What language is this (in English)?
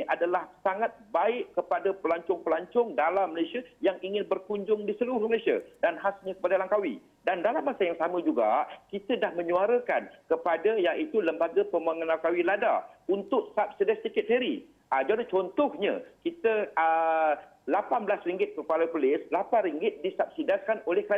Malay